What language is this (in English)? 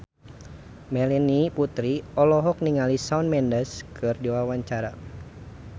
Sundanese